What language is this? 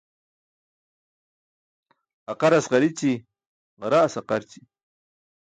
Burushaski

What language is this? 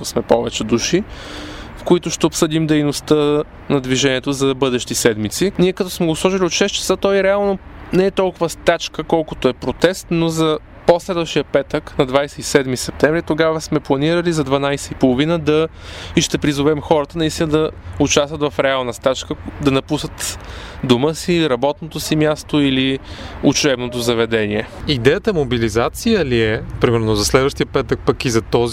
Bulgarian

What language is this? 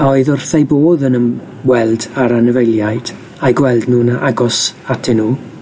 Welsh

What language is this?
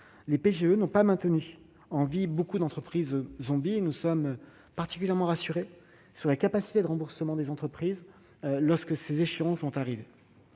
French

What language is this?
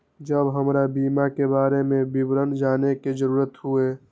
Maithili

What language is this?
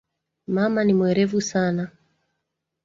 Swahili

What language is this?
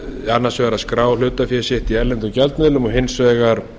Icelandic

